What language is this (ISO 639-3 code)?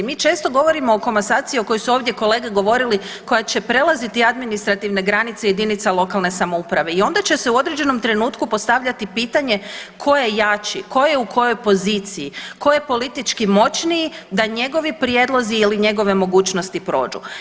hrv